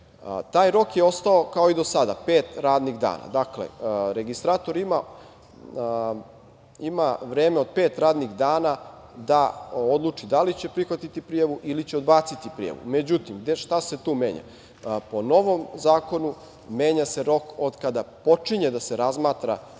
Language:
Serbian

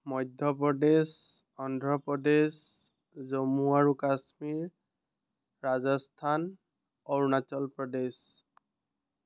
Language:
Assamese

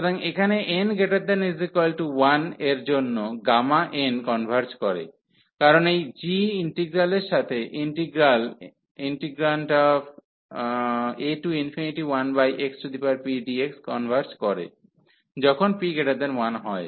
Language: Bangla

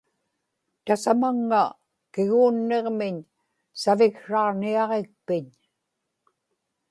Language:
Inupiaq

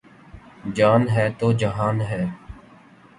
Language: Urdu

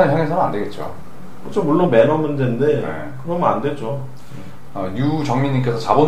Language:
Korean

